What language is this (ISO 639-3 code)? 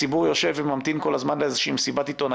heb